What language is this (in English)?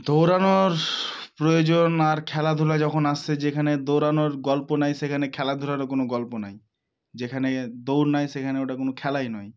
Bangla